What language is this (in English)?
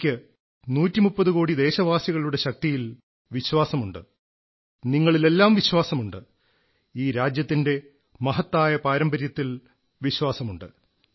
Malayalam